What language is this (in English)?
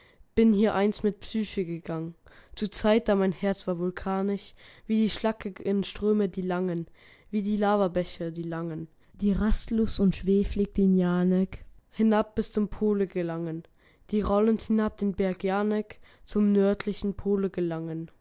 German